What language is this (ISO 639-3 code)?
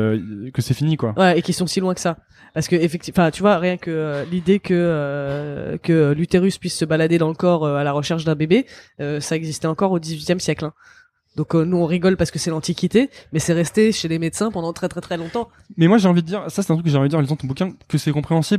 fra